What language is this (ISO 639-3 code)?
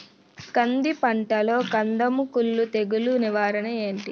tel